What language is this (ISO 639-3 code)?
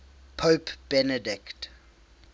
eng